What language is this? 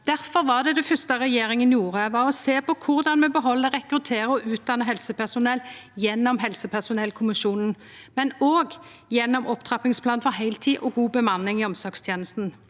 Norwegian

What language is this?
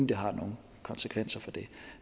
Danish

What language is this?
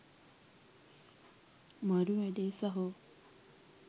Sinhala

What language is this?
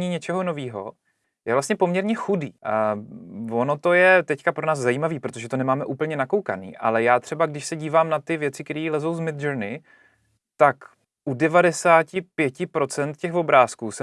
Czech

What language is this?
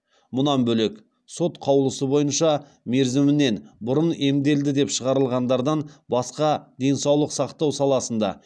Kazakh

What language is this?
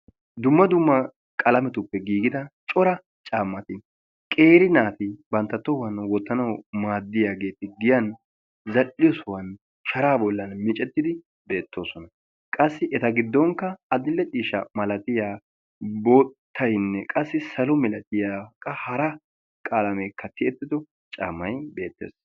Wolaytta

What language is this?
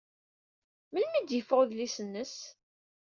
Kabyle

